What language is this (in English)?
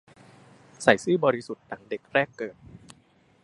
Thai